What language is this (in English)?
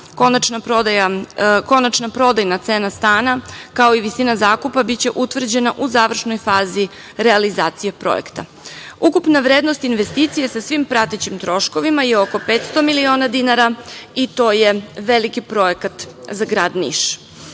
Serbian